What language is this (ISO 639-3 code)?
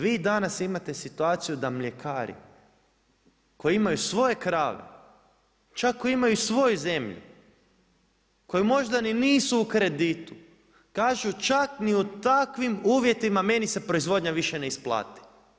hrv